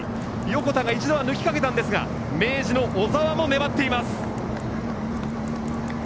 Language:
Japanese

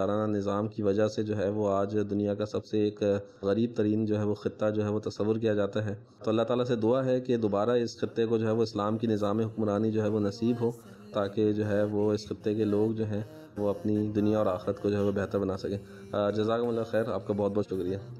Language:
Urdu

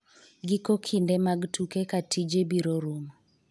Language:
Luo (Kenya and Tanzania)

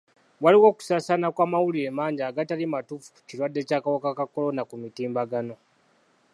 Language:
Ganda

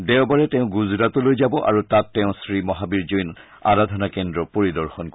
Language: Assamese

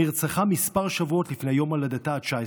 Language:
Hebrew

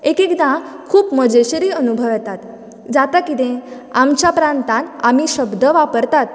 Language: Konkani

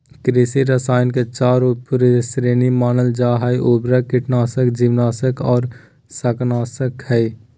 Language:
Magahi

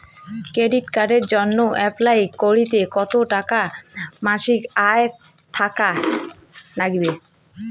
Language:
Bangla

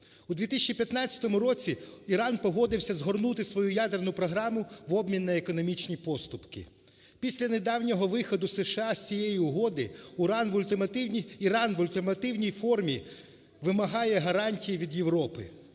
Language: Ukrainian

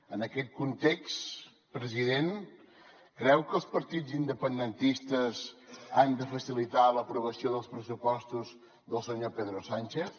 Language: Catalan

